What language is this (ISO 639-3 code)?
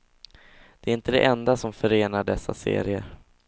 swe